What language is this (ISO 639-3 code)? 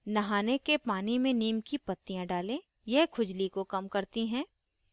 hin